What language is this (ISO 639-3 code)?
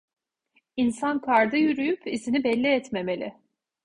tur